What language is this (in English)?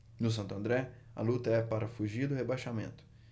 Portuguese